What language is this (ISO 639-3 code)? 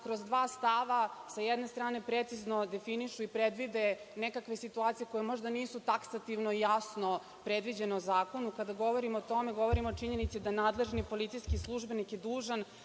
srp